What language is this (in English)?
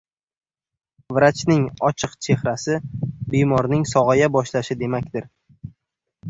Uzbek